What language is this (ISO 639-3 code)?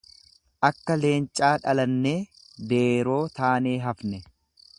orm